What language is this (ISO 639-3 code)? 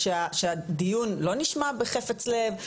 heb